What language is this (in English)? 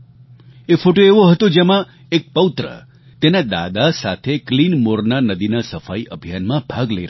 Gujarati